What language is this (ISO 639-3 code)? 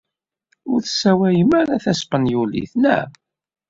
kab